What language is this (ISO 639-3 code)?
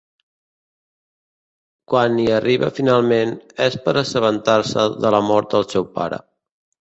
cat